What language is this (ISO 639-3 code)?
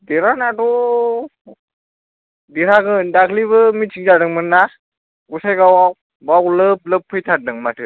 brx